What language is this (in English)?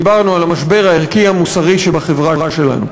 Hebrew